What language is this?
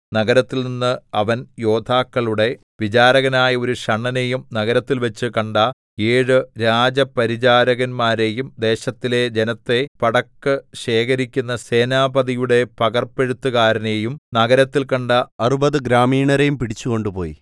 Malayalam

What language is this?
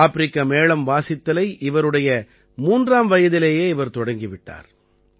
Tamil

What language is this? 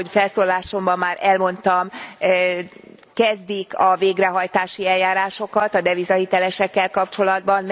Hungarian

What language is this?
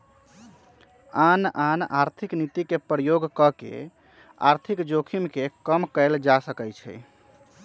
Magahi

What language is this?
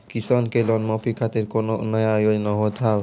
Maithili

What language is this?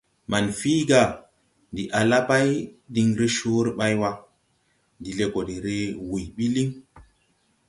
Tupuri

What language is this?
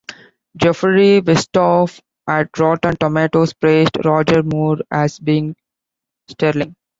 English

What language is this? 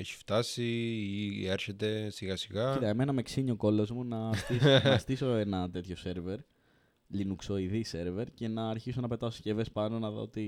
Greek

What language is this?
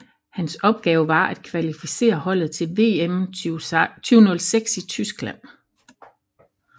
Danish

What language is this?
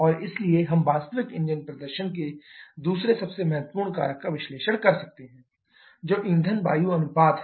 Hindi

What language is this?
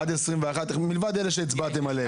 Hebrew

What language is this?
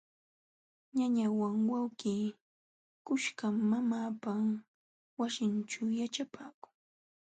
Jauja Wanca Quechua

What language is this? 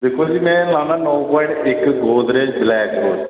Dogri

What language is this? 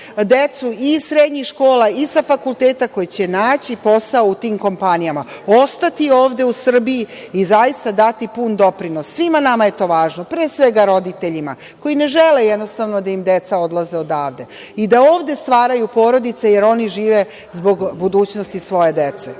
Serbian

